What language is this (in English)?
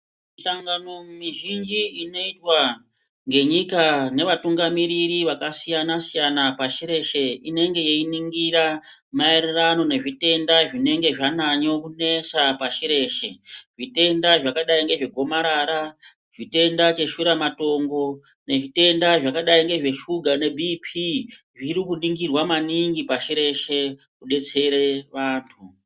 Ndau